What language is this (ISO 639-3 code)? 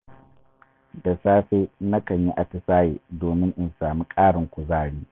hau